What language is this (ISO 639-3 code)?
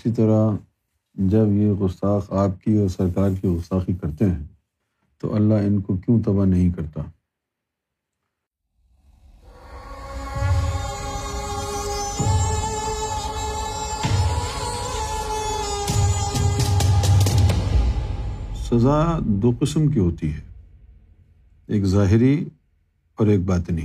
urd